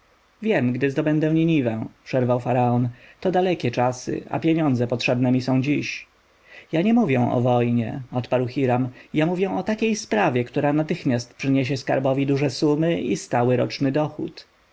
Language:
Polish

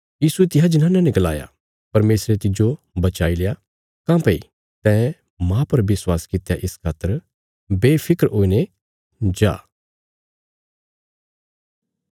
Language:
Bilaspuri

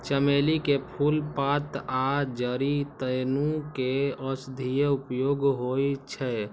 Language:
Maithili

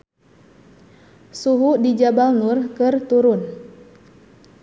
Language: Sundanese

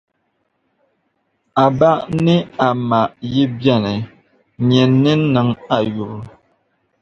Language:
Dagbani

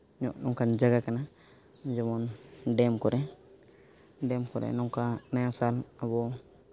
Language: Santali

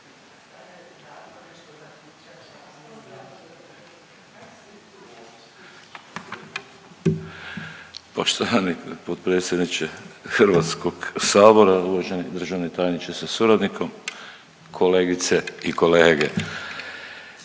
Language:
Croatian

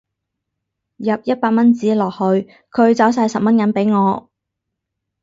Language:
Cantonese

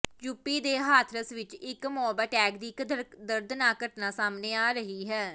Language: Punjabi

